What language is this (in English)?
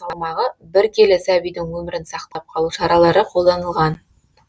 Kazakh